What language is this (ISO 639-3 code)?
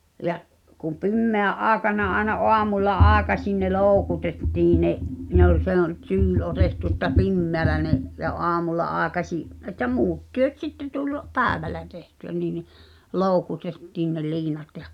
fin